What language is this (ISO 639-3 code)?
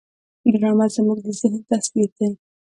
pus